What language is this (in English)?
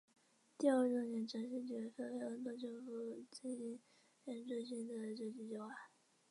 Chinese